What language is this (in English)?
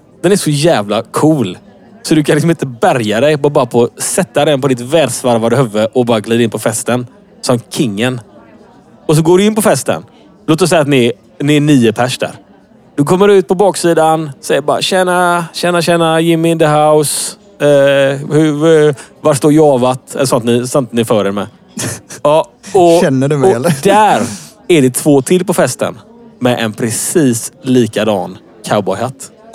Swedish